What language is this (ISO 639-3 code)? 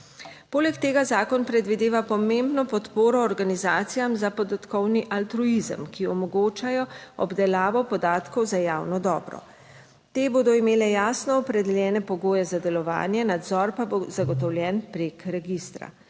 slv